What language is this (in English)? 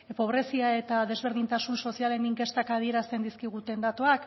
Basque